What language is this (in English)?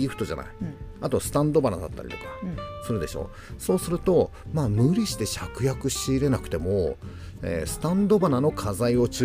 Japanese